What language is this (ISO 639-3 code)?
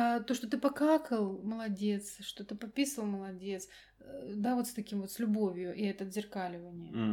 rus